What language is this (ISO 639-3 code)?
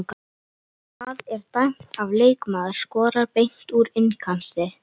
isl